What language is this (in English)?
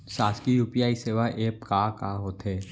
Chhattisgarhi